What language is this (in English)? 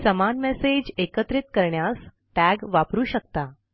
Marathi